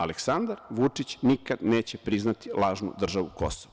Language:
Serbian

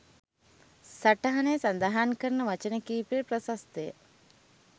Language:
Sinhala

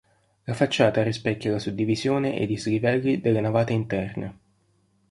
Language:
Italian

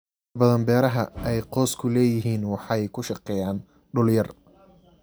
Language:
Somali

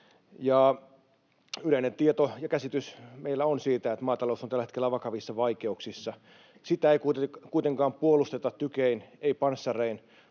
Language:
Finnish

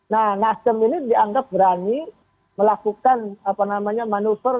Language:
Indonesian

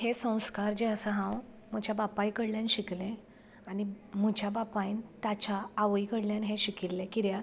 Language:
Konkani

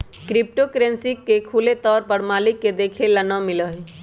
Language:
Magahi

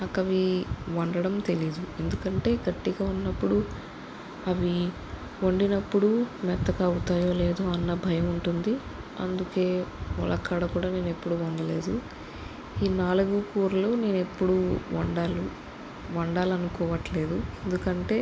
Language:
Telugu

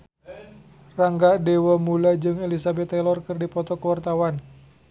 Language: Sundanese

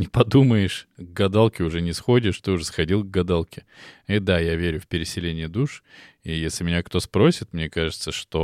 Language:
Russian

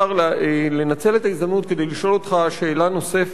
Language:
Hebrew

